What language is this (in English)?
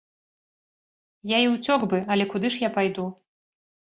Belarusian